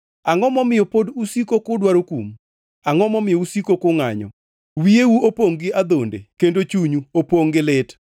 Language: Luo (Kenya and Tanzania)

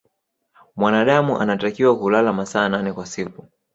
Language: Swahili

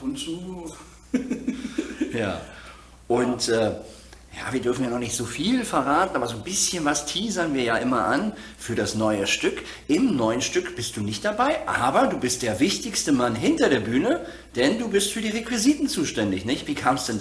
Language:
German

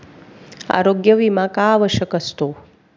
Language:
Marathi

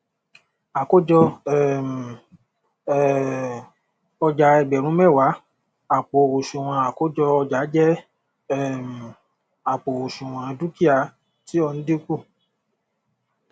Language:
Yoruba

